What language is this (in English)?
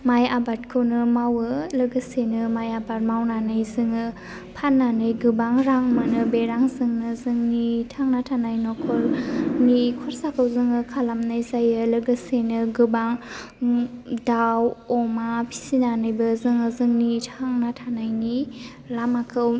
Bodo